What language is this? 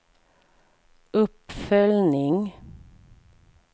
Swedish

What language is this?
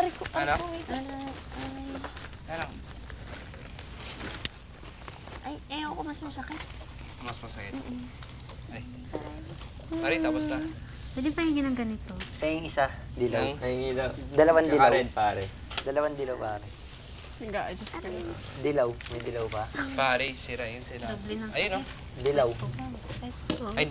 Filipino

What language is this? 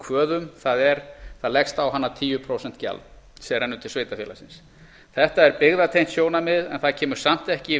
Icelandic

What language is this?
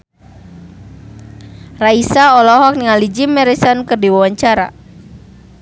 Sundanese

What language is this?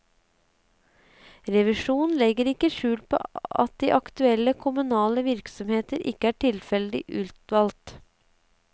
Norwegian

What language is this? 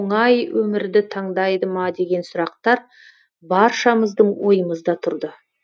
Kazakh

